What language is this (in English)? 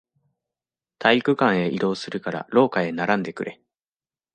Japanese